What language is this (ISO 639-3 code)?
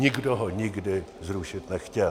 ces